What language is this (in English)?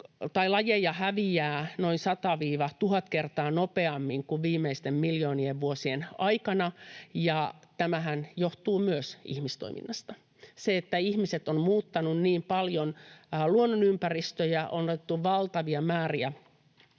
Finnish